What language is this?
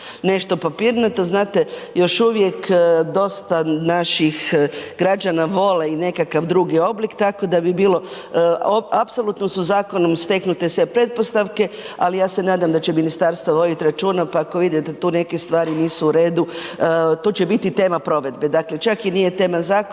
Croatian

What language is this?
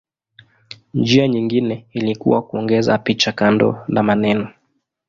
Swahili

